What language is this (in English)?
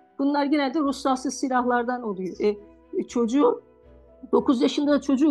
Turkish